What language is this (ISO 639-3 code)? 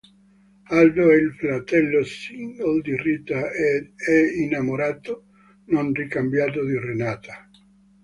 ita